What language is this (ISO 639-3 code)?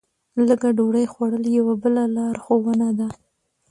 pus